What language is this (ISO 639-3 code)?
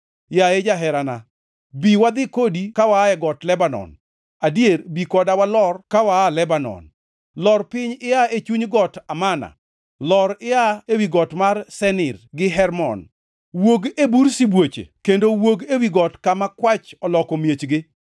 luo